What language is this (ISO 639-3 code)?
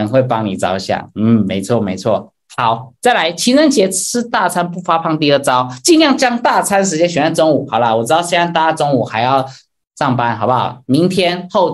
zho